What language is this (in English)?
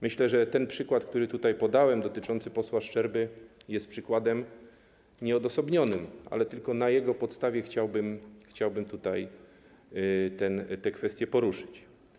Polish